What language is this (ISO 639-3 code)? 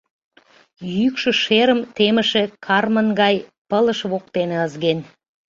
chm